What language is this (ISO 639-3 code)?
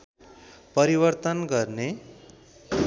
nep